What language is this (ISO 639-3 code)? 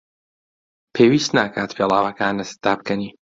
ckb